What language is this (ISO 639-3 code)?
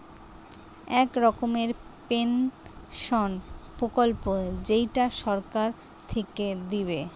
ben